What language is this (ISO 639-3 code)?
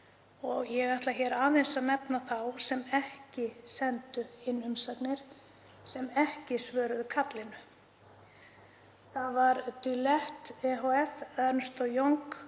isl